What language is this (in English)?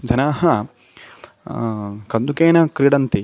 Sanskrit